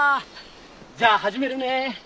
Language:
Japanese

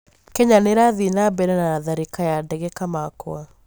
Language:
Kikuyu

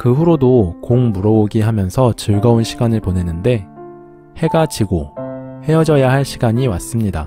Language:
Korean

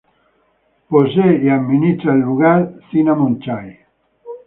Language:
Spanish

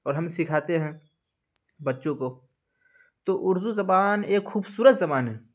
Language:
Urdu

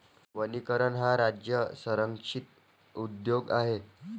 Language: Marathi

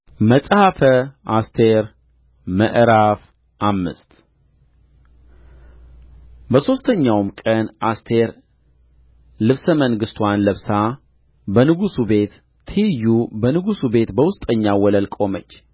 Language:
Amharic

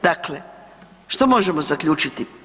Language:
Croatian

